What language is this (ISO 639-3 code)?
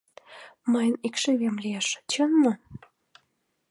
chm